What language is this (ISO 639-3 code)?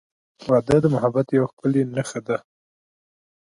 pus